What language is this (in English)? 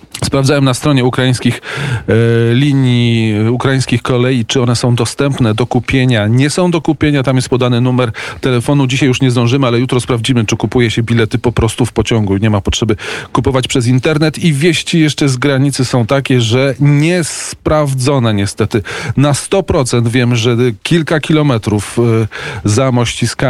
Polish